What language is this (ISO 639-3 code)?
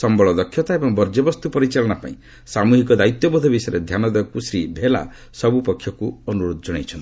ori